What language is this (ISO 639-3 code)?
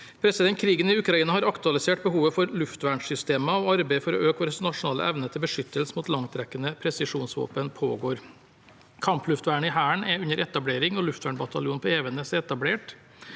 nor